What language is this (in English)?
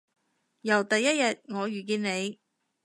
Cantonese